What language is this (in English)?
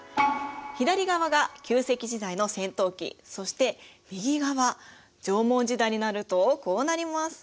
Japanese